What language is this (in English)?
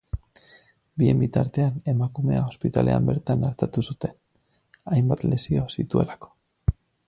Basque